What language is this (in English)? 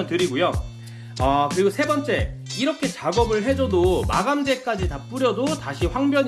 Korean